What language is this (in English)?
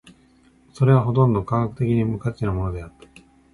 Japanese